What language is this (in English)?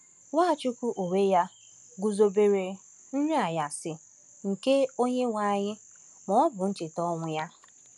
Igbo